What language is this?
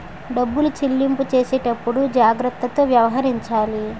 Telugu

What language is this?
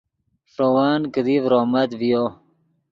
Yidgha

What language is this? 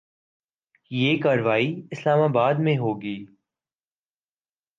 Urdu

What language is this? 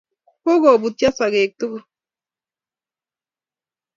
Kalenjin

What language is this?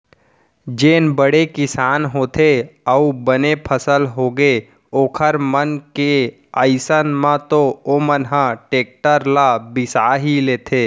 Chhattisgarhi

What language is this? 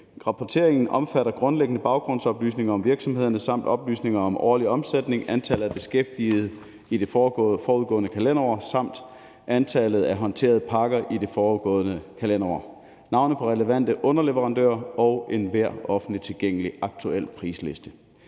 Danish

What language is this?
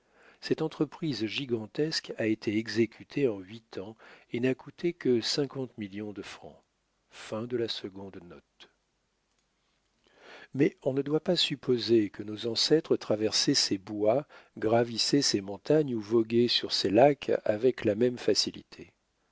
French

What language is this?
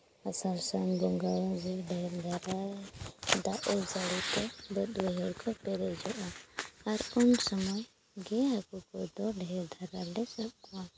Santali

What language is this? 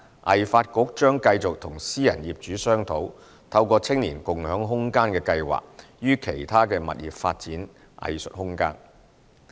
Cantonese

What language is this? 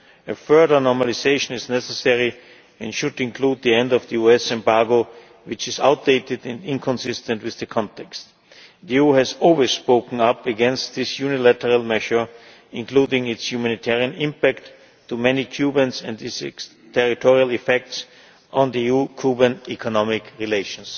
English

